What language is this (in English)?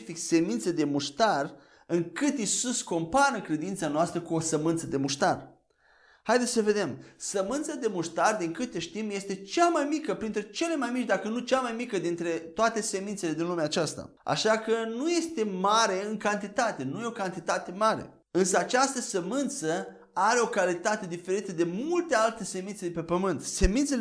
Romanian